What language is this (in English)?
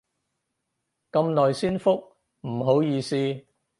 Cantonese